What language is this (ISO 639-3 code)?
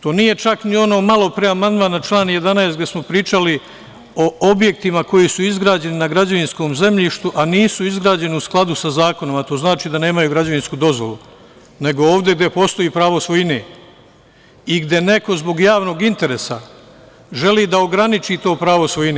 srp